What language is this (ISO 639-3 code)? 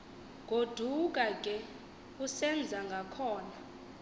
xho